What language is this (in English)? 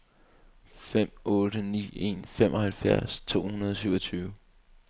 Danish